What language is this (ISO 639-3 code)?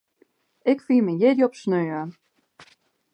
fry